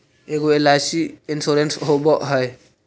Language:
Magahi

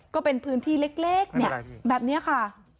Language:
Thai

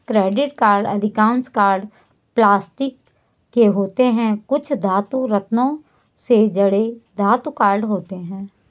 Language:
Hindi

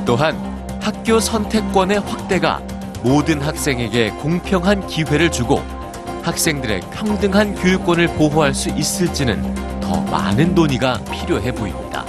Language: Korean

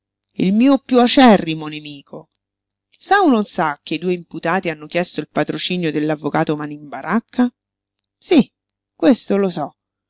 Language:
Italian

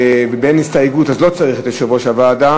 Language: Hebrew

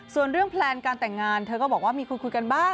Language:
Thai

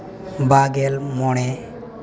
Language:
Santali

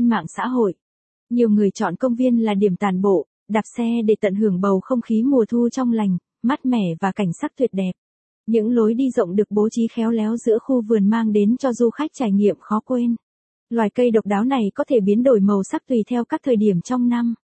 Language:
Vietnamese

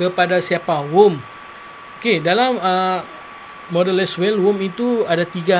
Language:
Malay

